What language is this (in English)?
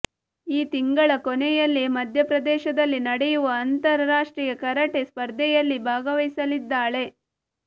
Kannada